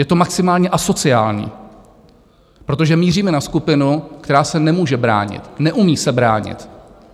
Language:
Czech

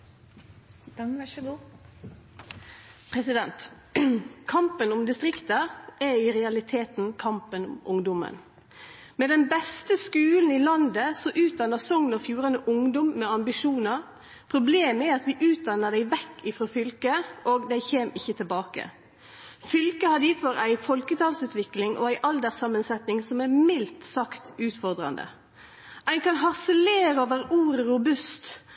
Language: Norwegian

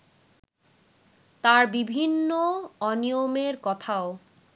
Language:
Bangla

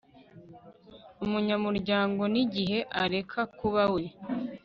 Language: Kinyarwanda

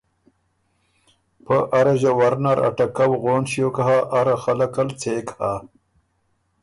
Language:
Ormuri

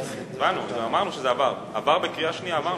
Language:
Hebrew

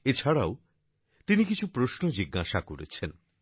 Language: Bangla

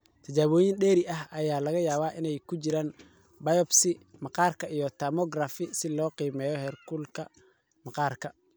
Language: Somali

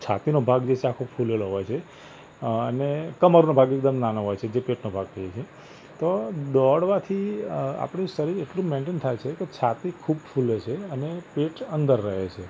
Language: Gujarati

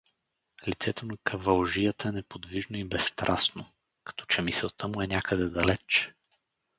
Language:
Bulgarian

